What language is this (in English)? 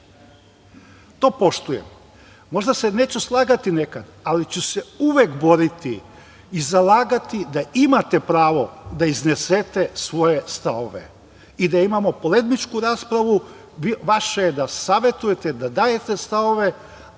Serbian